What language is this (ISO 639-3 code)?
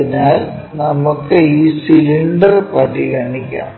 mal